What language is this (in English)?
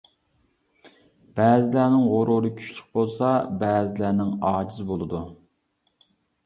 Uyghur